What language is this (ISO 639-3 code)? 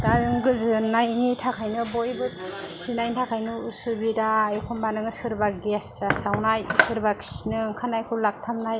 brx